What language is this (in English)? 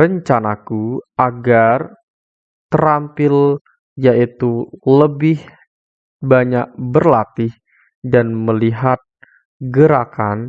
Indonesian